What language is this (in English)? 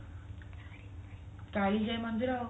Odia